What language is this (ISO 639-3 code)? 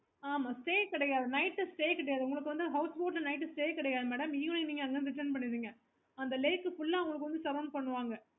tam